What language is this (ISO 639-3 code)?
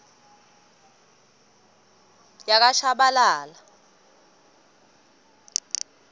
ssw